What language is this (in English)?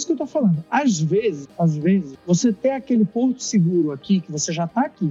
Portuguese